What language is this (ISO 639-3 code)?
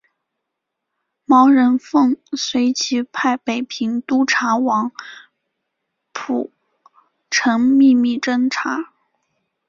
zho